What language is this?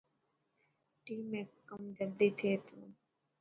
Dhatki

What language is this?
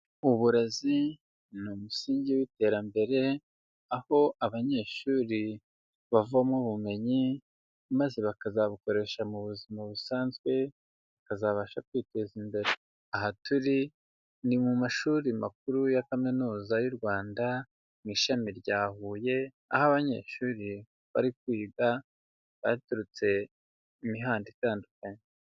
Kinyarwanda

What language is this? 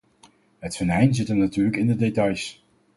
Dutch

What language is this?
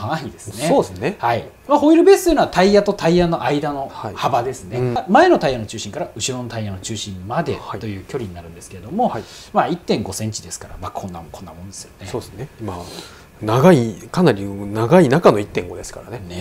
Japanese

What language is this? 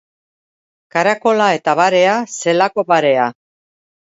Basque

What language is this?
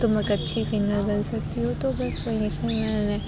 Urdu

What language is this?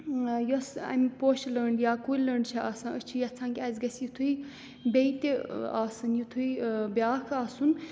Kashmiri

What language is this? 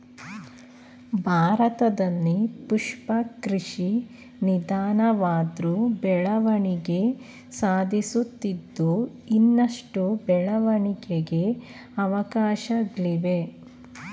Kannada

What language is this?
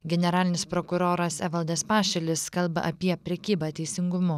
Lithuanian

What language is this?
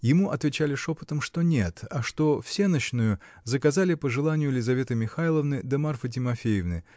Russian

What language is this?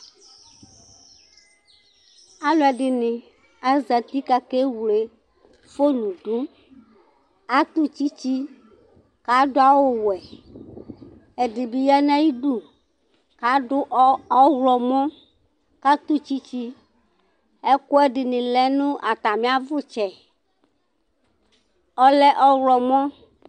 Ikposo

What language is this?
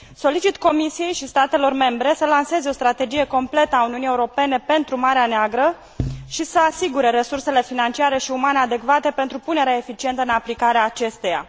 Romanian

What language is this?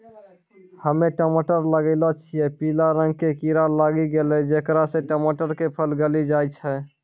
Maithili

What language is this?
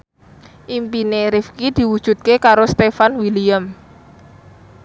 Javanese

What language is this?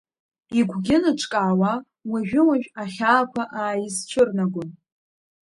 Abkhazian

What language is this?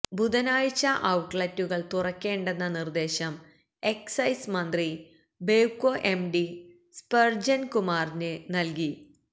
Malayalam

